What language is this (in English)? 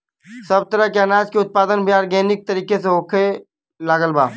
Bhojpuri